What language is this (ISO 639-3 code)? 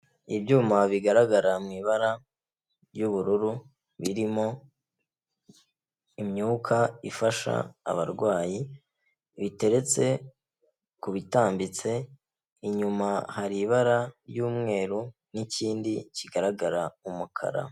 kin